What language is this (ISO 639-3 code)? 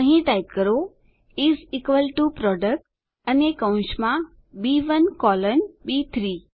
guj